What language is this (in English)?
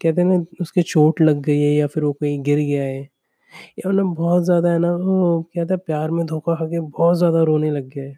Hindi